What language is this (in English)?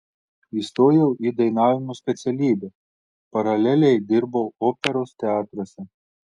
Lithuanian